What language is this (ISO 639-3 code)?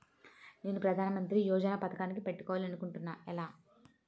tel